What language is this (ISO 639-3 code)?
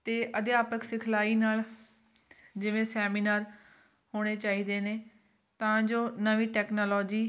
pan